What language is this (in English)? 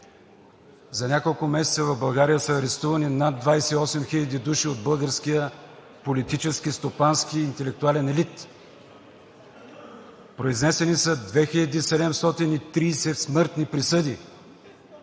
Bulgarian